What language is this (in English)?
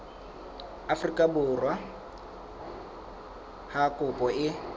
Southern Sotho